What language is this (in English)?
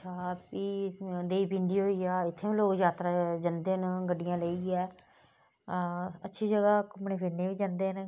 Dogri